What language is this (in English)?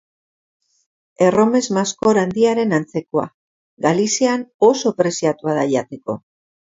Basque